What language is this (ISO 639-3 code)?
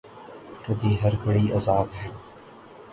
urd